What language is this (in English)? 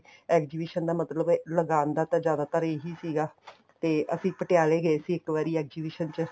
Punjabi